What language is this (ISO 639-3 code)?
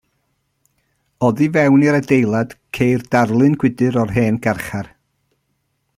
cym